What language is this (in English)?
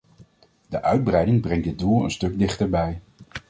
Dutch